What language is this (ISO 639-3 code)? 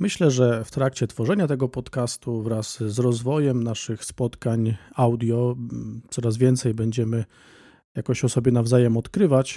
pol